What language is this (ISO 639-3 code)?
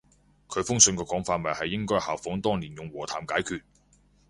yue